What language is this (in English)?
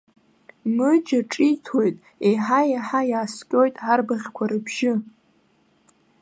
Abkhazian